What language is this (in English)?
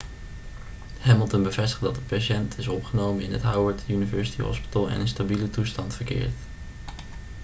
Dutch